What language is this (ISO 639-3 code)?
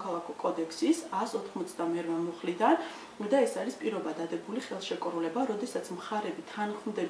ron